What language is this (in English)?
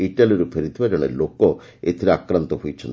Odia